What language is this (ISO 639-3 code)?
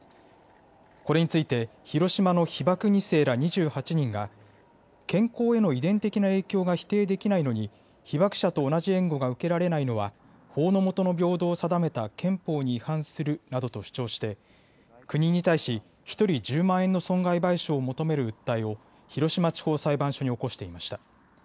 jpn